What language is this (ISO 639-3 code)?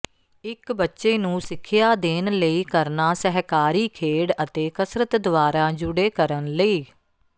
pan